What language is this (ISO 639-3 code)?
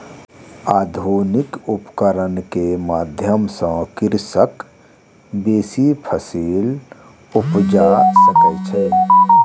mai